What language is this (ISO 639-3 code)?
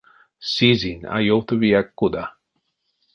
myv